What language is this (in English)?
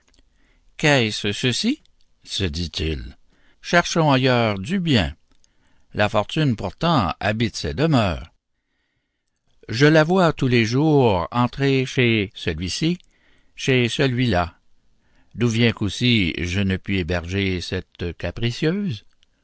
French